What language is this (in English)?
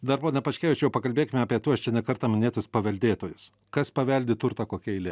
Lithuanian